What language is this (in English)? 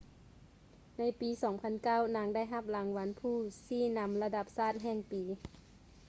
Lao